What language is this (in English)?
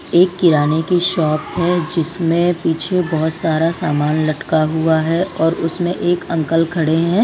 Hindi